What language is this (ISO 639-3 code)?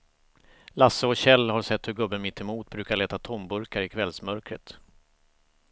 swe